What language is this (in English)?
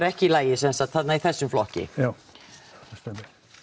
Icelandic